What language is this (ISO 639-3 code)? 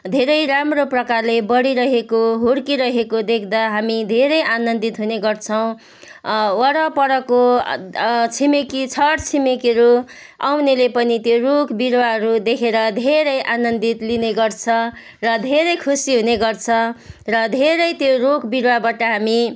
nep